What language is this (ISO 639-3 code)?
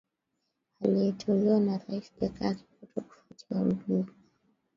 swa